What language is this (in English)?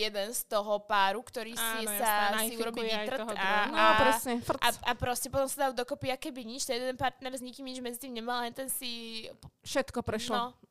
Slovak